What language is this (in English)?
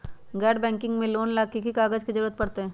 Magahi